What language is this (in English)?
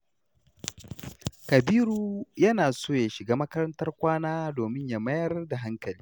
Hausa